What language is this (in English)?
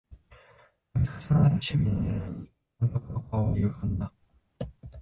Japanese